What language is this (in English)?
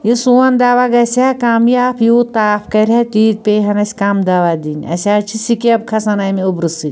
Kashmiri